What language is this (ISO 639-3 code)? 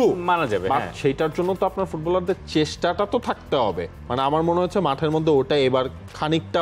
ben